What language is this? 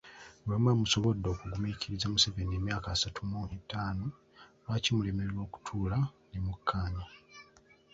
Ganda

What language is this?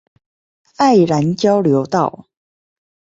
Chinese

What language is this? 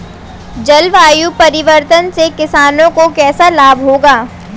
Hindi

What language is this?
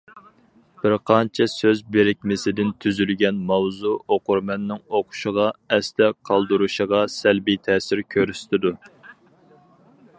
Uyghur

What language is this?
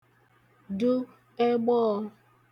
Igbo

